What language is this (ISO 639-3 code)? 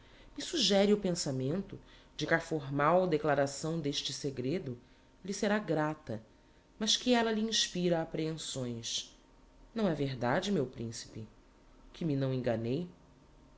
por